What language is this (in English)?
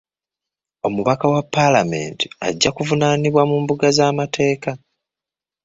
Ganda